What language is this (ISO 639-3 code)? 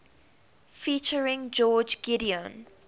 eng